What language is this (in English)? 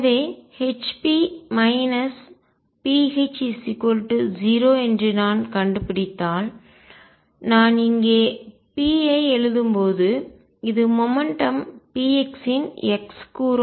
Tamil